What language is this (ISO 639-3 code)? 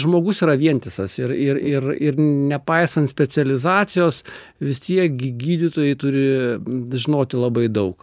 lit